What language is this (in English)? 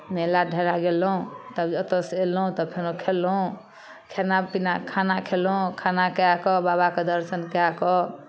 Maithili